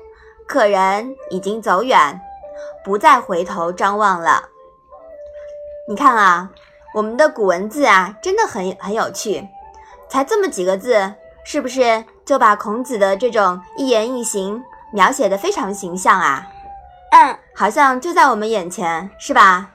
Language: Chinese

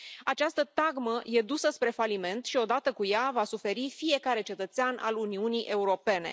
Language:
Romanian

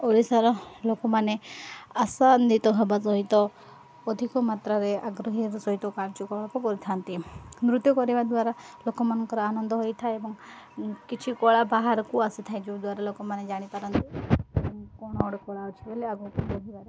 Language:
Odia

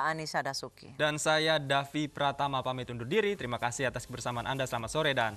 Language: Indonesian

